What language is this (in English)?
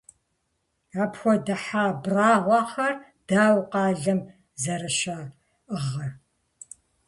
Kabardian